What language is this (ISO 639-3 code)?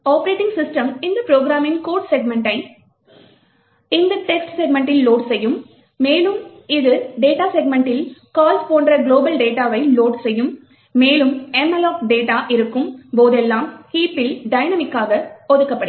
tam